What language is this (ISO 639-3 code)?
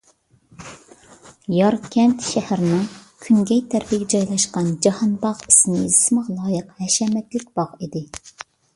uig